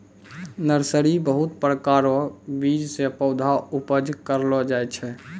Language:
Maithili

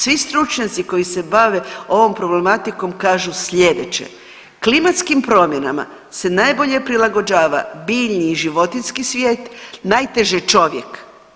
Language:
Croatian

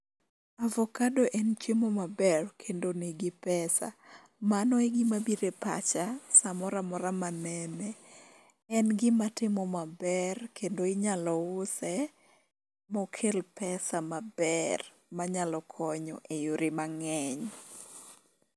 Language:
Luo (Kenya and Tanzania)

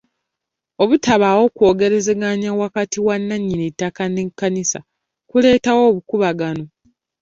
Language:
Ganda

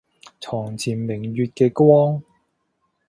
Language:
Cantonese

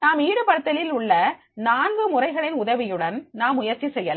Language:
Tamil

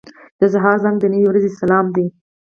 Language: Pashto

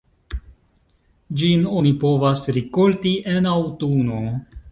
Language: Esperanto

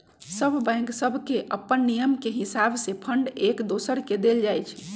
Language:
Magahi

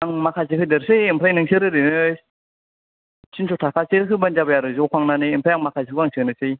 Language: Bodo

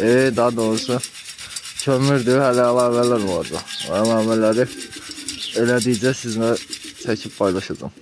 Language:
Turkish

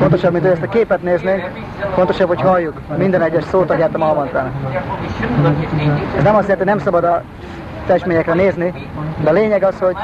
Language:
Hungarian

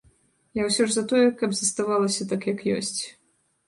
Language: Belarusian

